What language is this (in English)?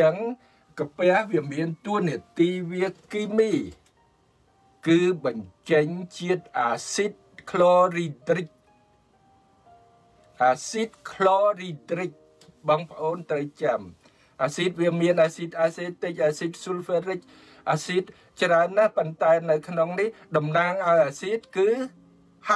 Thai